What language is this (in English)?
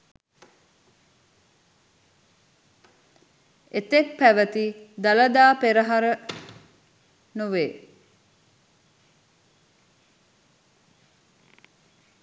Sinhala